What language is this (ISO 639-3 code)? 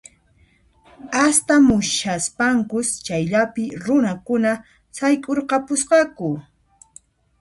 qxp